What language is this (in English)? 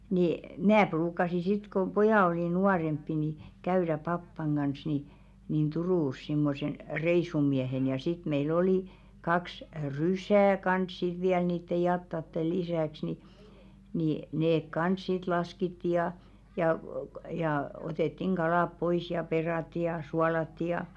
Finnish